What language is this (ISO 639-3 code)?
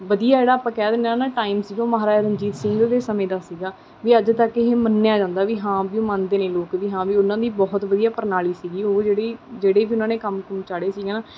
pan